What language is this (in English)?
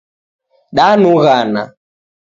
Taita